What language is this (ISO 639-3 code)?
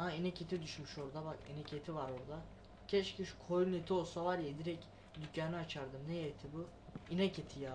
tur